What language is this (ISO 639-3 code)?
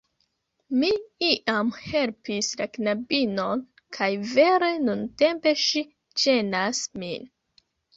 epo